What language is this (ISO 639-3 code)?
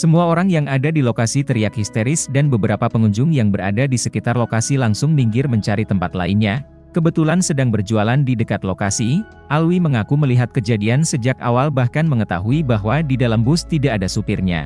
ind